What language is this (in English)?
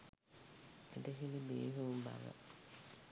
Sinhala